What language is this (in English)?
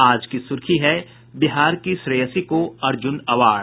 Hindi